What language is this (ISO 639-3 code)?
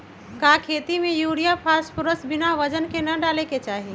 mag